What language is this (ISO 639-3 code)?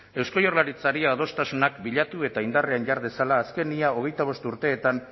eus